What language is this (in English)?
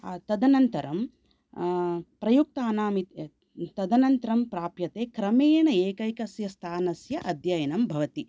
Sanskrit